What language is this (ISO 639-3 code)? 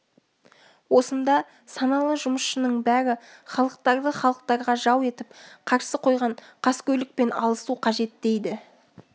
kaz